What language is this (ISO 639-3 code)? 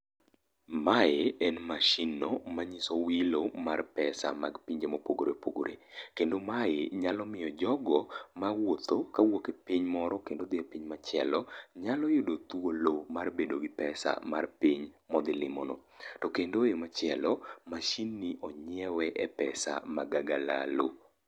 luo